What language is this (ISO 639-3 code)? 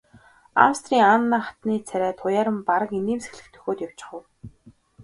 mon